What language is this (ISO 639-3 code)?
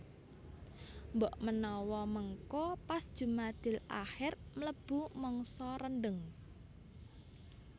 jav